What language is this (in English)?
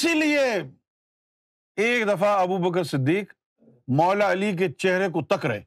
Urdu